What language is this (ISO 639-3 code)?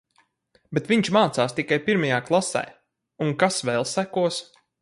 lav